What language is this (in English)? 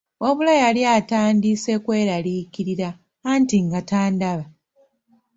Ganda